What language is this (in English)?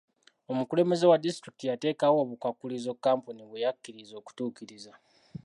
Ganda